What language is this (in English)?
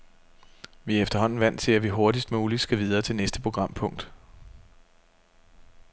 Danish